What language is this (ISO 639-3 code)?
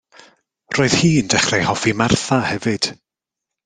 cym